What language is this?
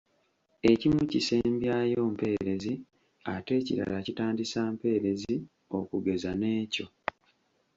Ganda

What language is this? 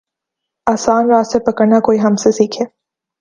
Urdu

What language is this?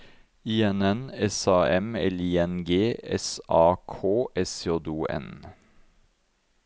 Norwegian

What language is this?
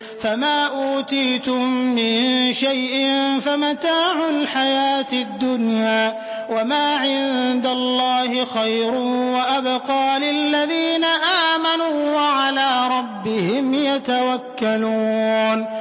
Arabic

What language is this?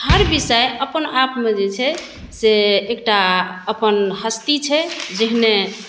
Maithili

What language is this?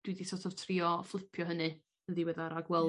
Welsh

